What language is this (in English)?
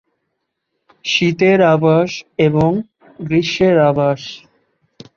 Bangla